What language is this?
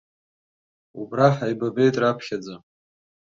Abkhazian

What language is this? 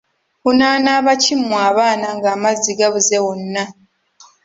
Ganda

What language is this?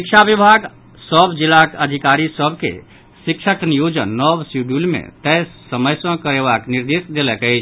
Maithili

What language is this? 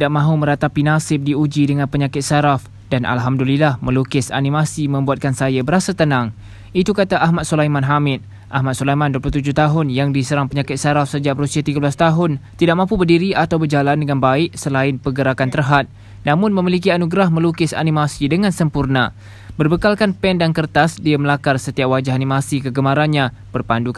Malay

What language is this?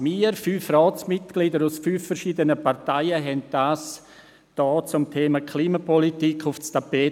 Swiss German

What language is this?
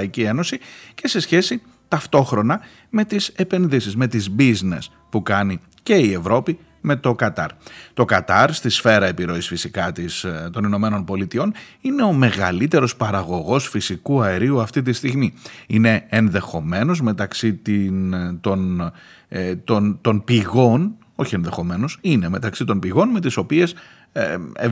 Greek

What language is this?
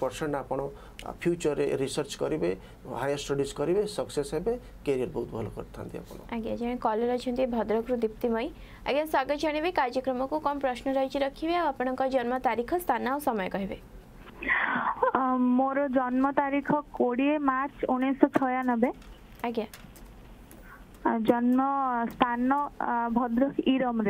Japanese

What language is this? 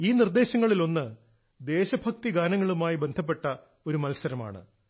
Malayalam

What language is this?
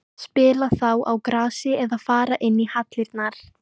Icelandic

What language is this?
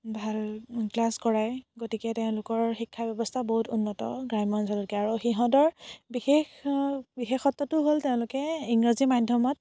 Assamese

